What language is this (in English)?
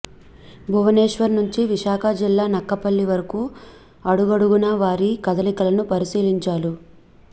Telugu